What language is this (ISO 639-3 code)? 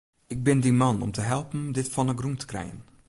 fry